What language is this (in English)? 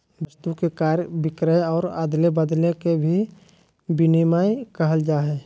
Magahi